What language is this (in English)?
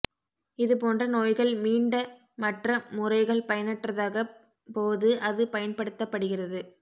Tamil